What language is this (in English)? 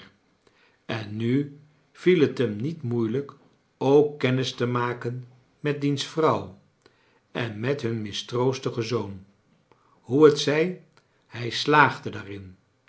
Dutch